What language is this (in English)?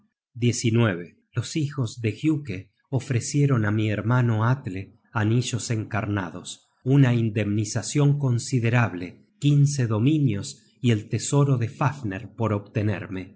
Spanish